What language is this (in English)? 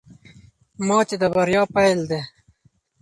Pashto